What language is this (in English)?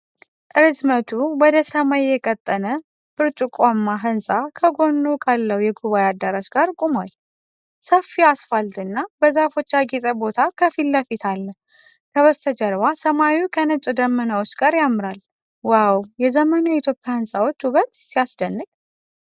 Amharic